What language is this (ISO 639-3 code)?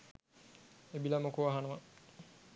sin